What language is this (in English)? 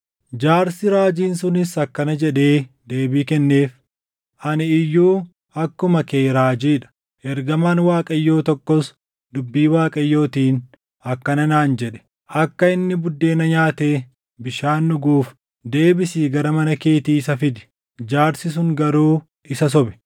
Oromo